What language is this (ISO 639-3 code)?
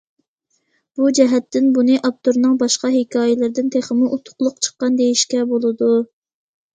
uig